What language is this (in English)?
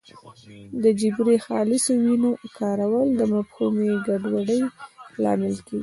Pashto